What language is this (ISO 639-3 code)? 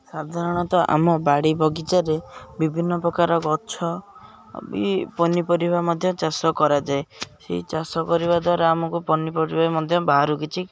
ori